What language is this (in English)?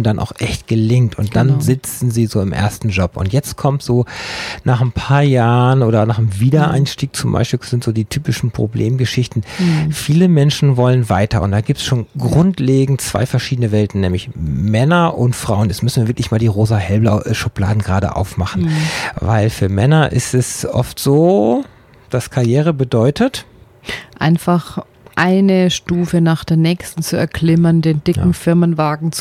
German